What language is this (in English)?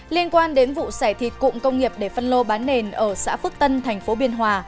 Vietnamese